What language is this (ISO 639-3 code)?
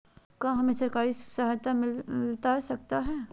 mag